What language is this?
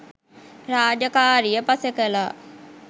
Sinhala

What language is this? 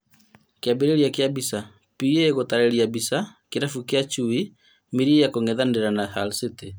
Kikuyu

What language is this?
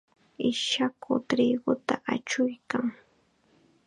Chiquián Ancash Quechua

